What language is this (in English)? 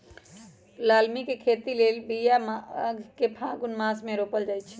Magahi